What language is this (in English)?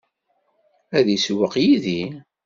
Kabyle